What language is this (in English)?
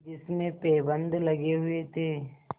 Hindi